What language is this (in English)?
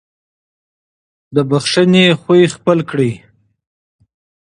Pashto